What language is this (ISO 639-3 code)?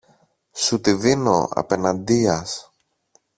ell